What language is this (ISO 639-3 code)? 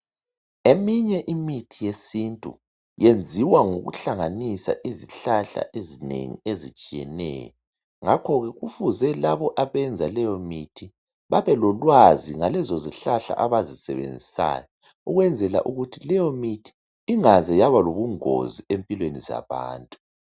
nde